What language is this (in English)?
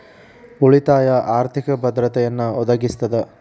Kannada